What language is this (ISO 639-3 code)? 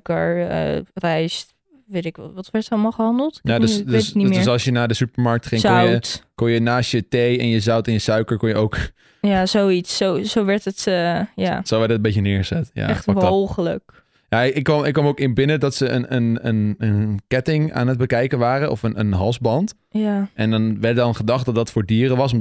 nld